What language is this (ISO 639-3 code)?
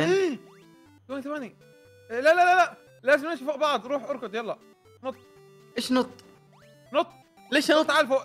ara